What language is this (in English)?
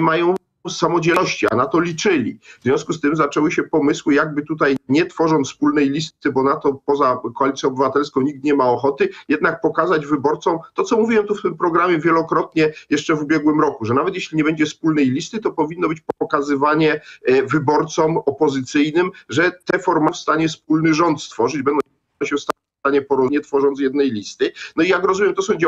Polish